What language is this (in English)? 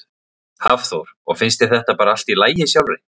Icelandic